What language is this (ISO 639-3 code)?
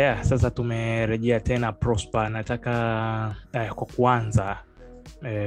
swa